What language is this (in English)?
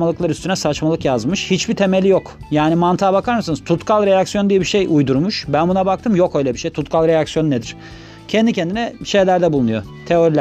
Turkish